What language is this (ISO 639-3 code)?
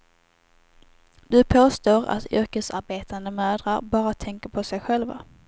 swe